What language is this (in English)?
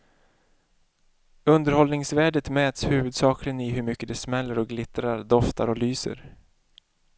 Swedish